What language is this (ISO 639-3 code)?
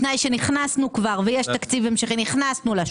heb